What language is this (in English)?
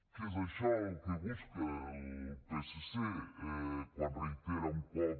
Catalan